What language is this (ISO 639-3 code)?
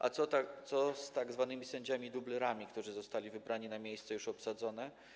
pol